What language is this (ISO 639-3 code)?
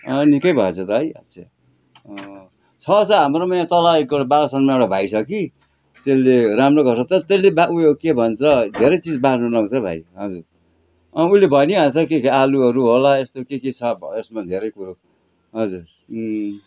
nep